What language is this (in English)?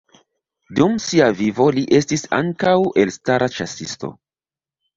Esperanto